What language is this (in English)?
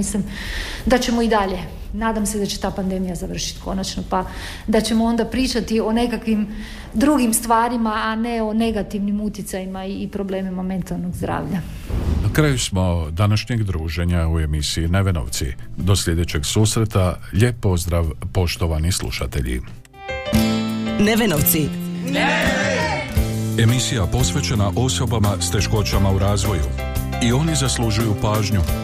Croatian